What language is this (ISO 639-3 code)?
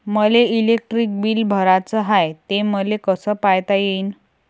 mar